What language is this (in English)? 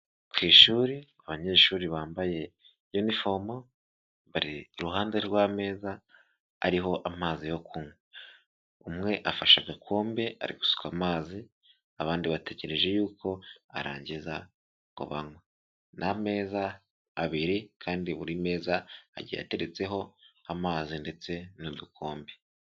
Kinyarwanda